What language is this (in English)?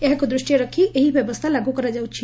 Odia